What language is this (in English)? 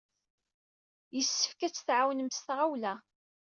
Kabyle